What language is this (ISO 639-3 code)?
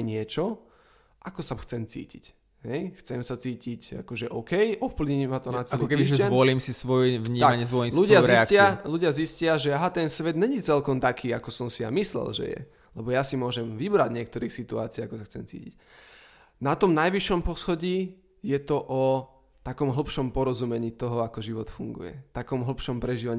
slk